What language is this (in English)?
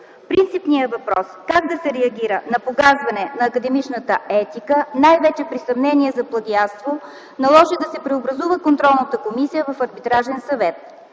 Bulgarian